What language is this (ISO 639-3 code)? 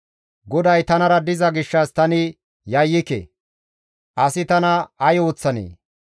gmv